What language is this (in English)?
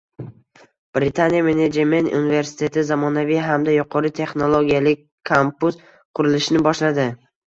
Uzbek